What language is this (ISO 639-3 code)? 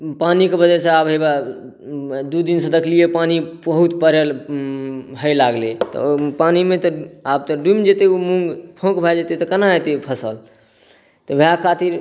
mai